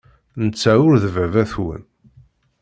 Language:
Kabyle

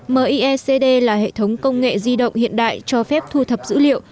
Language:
Vietnamese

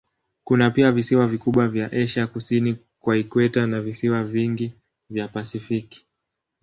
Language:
Swahili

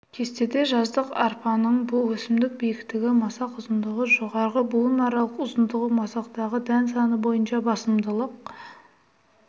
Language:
Kazakh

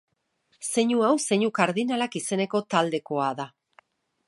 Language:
Basque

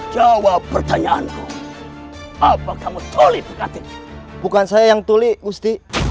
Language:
Indonesian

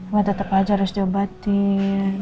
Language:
Indonesian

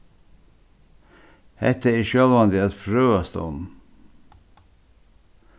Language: Faroese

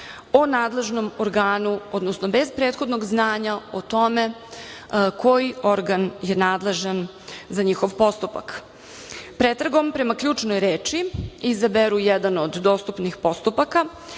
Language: Serbian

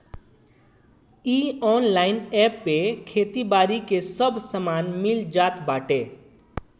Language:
Bhojpuri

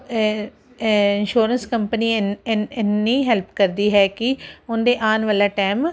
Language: Punjabi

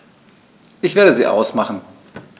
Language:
German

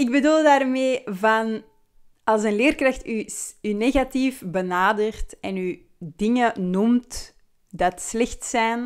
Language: Dutch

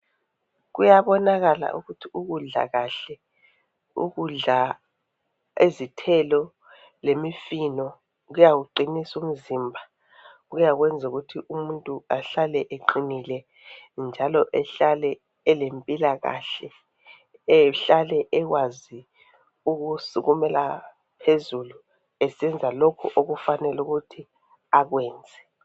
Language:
North Ndebele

